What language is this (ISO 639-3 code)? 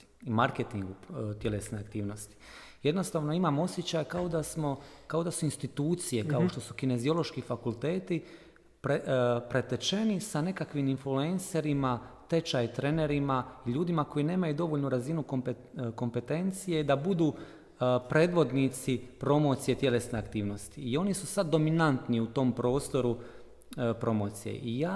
hrv